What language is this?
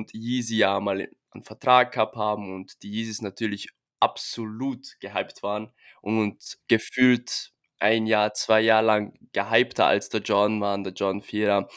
German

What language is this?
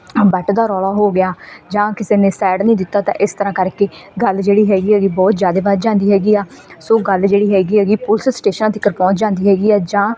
Punjabi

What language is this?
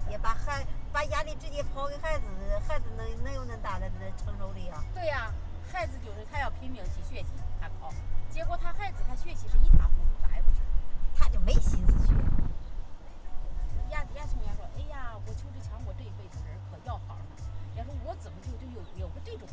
Chinese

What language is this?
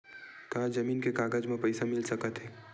Chhattisgarhi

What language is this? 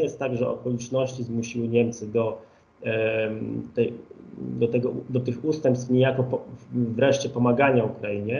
Polish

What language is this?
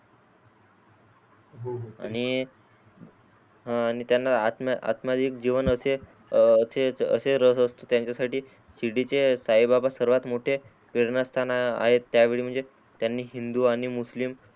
Marathi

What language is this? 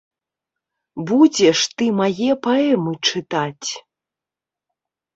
Belarusian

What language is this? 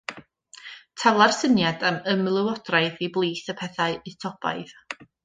Welsh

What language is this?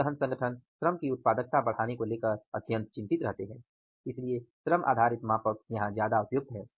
Hindi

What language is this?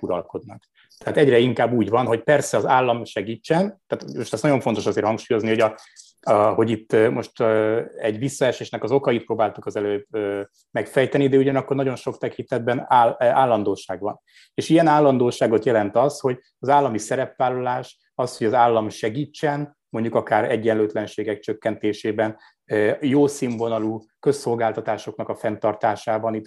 Hungarian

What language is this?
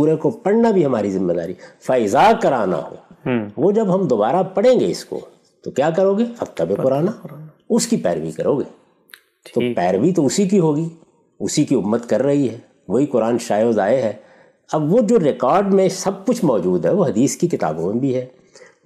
Urdu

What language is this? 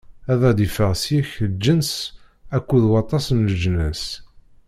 Kabyle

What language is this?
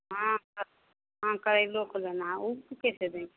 Hindi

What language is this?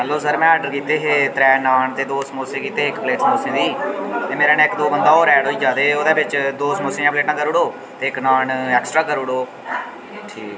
Dogri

